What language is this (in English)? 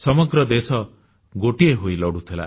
Odia